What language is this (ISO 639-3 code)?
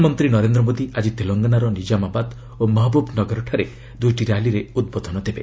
ori